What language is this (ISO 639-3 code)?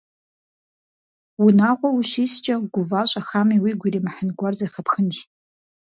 kbd